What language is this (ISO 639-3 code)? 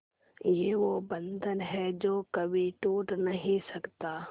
hin